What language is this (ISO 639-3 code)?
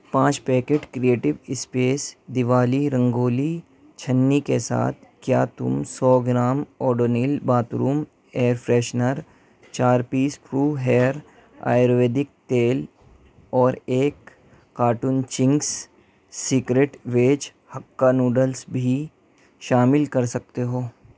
urd